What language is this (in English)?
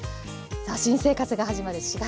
Japanese